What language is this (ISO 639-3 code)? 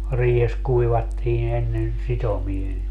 fin